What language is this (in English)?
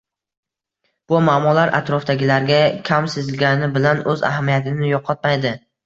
Uzbek